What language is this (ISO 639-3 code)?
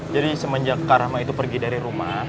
ind